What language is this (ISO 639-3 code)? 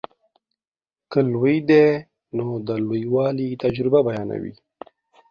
pus